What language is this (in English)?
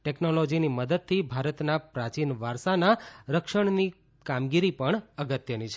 Gujarati